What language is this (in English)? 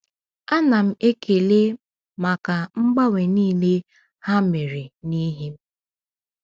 Igbo